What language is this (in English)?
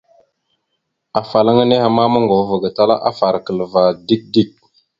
Mada (Cameroon)